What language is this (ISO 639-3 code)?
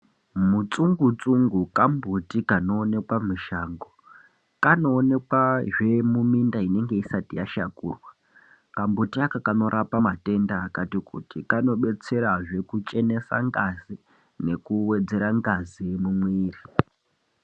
ndc